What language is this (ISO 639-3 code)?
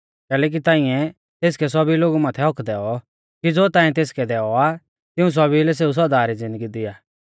bfz